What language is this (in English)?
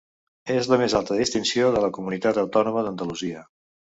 Catalan